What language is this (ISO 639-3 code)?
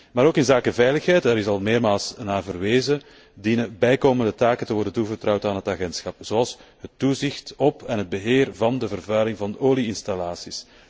nld